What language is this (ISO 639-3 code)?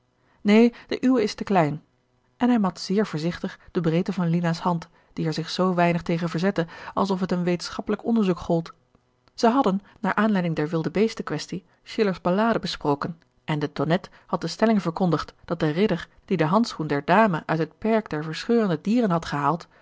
nld